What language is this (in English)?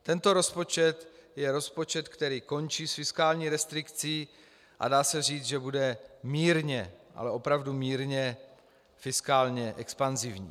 Czech